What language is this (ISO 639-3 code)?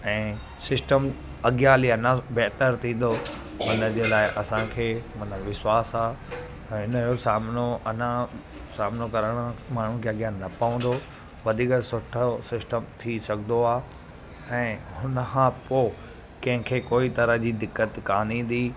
snd